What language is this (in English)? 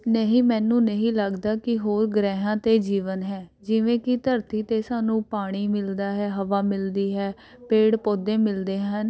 Punjabi